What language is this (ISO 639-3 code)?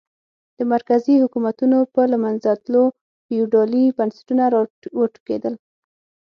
pus